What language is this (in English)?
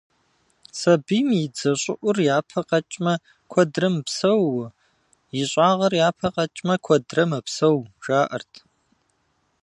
Kabardian